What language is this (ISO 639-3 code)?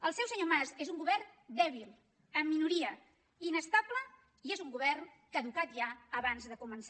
cat